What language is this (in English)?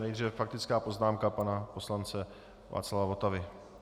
Czech